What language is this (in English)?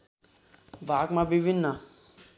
Nepali